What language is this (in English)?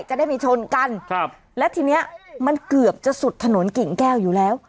Thai